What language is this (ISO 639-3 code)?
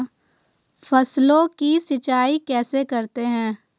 hin